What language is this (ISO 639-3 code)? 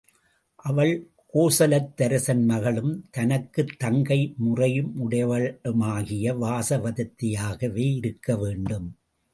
tam